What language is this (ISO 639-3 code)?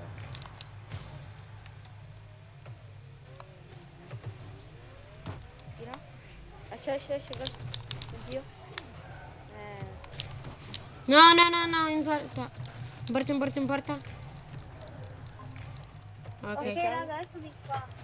ita